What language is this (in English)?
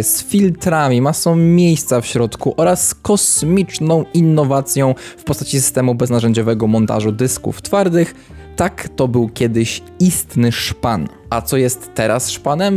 Polish